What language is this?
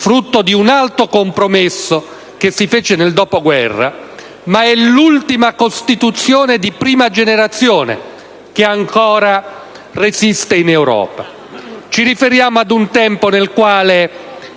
Italian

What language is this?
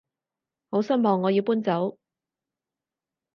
Cantonese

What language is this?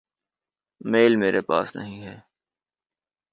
Urdu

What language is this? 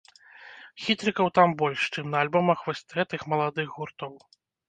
Belarusian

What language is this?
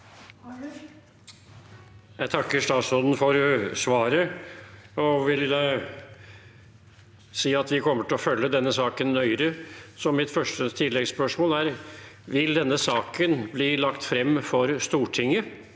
Norwegian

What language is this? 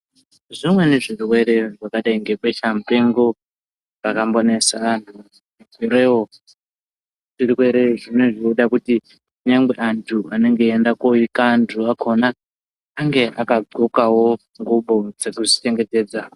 Ndau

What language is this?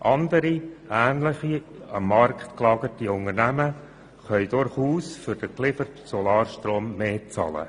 Swiss German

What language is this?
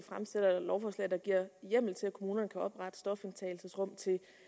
Danish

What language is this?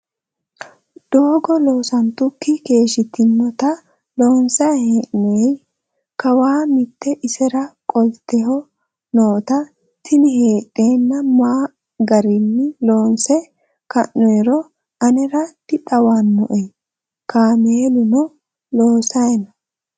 Sidamo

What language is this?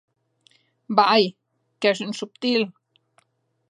Occitan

